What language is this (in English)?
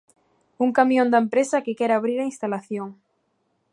Galician